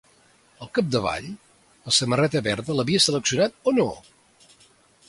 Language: Catalan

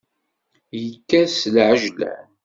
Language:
Kabyle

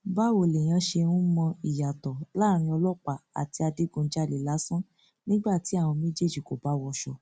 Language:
Yoruba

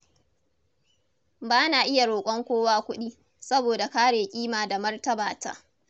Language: Hausa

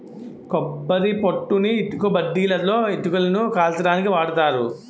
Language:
Telugu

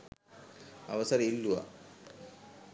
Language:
Sinhala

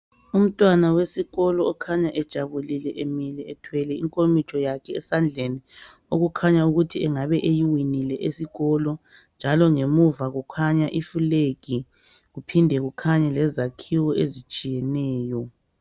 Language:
North Ndebele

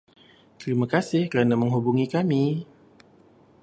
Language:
Malay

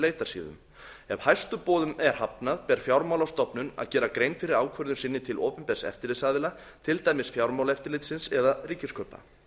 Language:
Icelandic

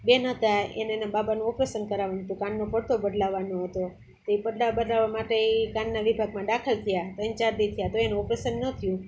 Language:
Gujarati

